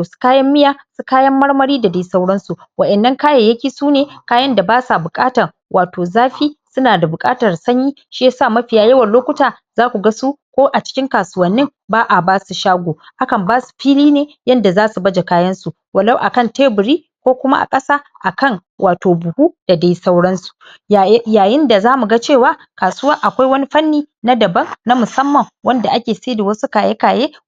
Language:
Hausa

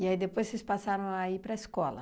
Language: Portuguese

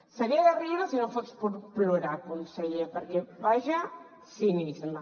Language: Catalan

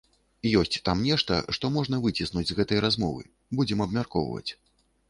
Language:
Belarusian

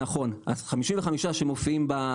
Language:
Hebrew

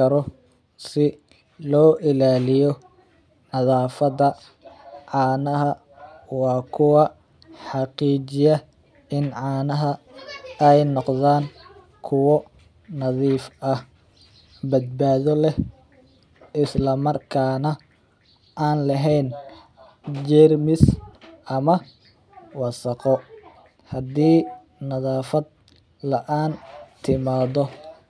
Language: Somali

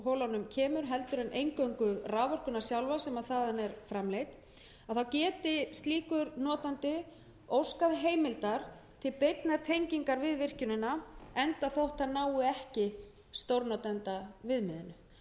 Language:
Icelandic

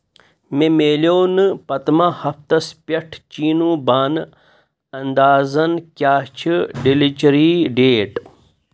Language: Kashmiri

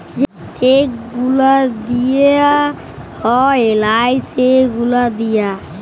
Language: Bangla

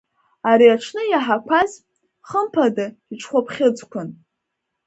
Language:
Abkhazian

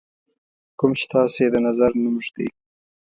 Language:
Pashto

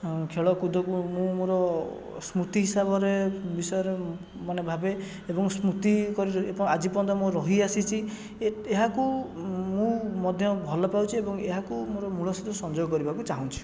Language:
Odia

